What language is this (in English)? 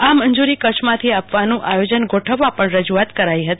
Gujarati